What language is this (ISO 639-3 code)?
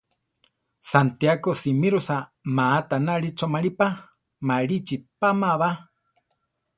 tar